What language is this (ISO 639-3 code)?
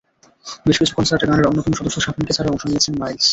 ben